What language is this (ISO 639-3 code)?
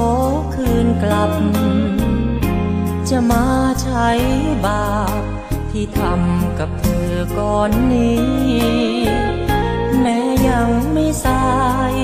tha